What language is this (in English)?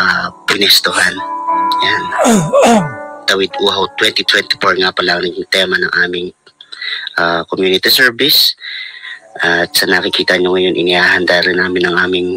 Filipino